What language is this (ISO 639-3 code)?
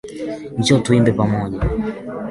swa